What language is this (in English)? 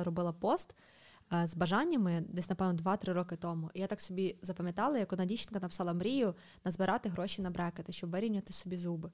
Ukrainian